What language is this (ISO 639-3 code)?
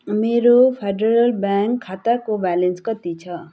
nep